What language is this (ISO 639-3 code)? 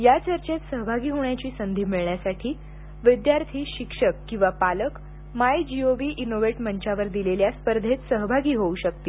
mar